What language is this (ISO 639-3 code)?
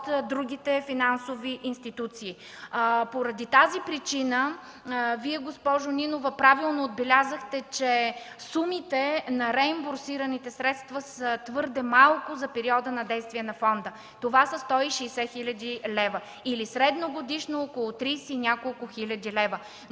bul